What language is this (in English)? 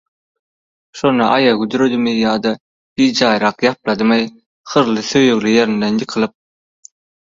Turkmen